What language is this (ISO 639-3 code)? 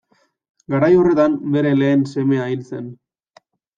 eus